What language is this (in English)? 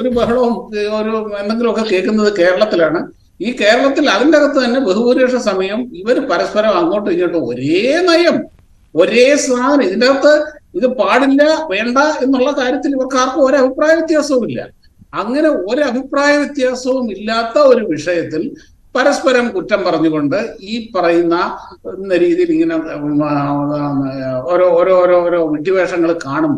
Arabic